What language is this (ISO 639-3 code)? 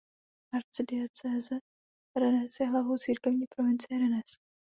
ces